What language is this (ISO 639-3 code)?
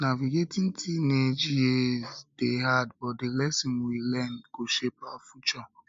pcm